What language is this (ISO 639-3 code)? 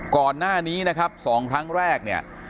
tha